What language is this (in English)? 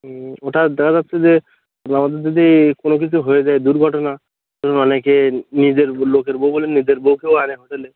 Bangla